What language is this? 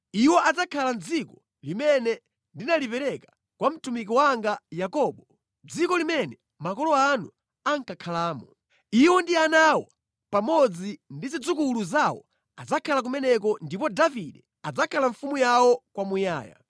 Nyanja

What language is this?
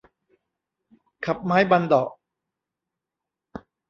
Thai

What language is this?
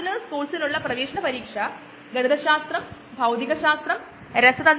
Malayalam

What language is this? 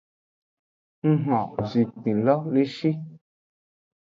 Aja (Benin)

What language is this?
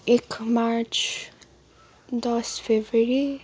Nepali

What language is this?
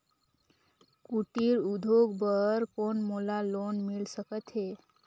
Chhattisgarhi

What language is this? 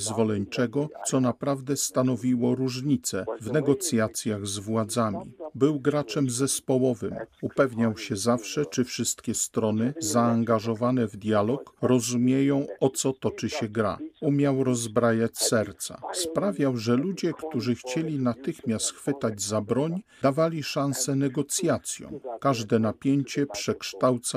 Polish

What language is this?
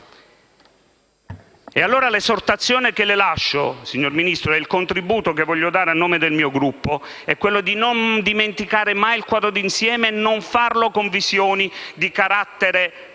Italian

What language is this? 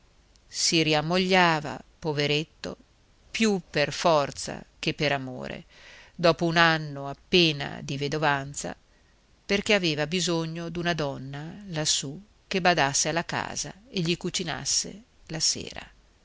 Italian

